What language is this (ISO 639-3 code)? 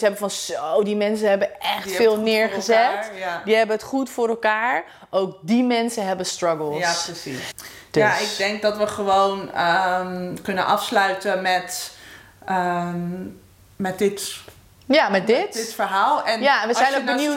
nld